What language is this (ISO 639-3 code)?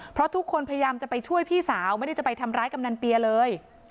tha